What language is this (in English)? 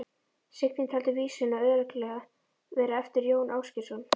Icelandic